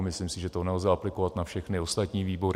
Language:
Czech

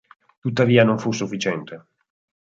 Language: Italian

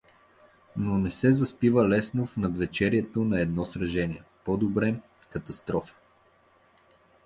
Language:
Bulgarian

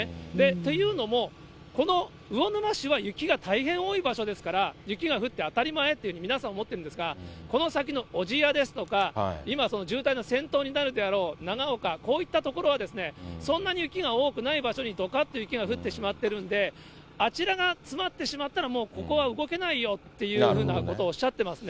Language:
Japanese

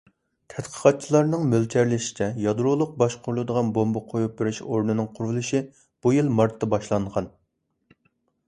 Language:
Uyghur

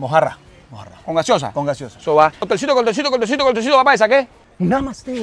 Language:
Spanish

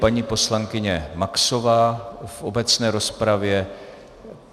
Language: Czech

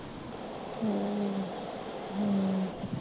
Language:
Punjabi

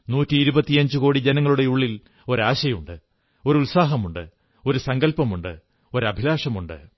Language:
Malayalam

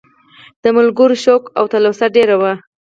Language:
Pashto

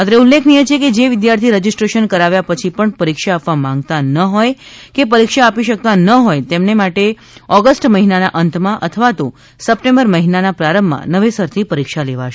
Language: Gujarati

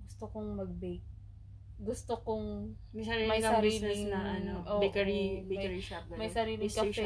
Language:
Filipino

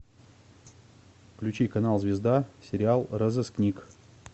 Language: Russian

